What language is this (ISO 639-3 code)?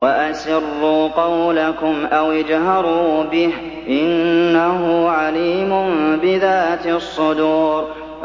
ara